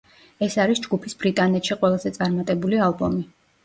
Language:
Georgian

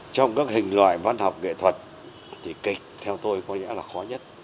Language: Vietnamese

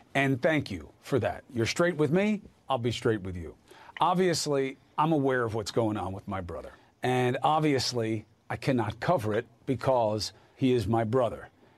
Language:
Hebrew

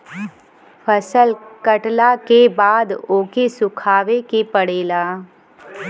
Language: Bhojpuri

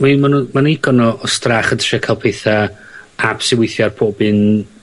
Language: Welsh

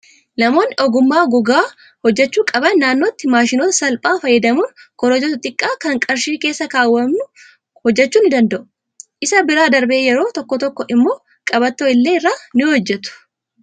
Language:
Oromo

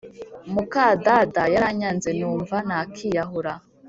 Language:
Kinyarwanda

